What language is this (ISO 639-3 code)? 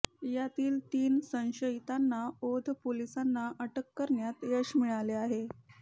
mar